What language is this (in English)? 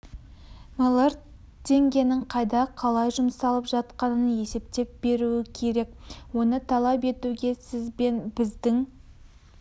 Kazakh